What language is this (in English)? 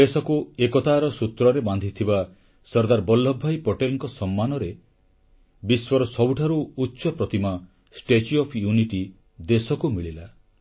Odia